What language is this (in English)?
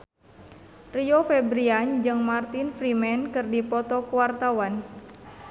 Sundanese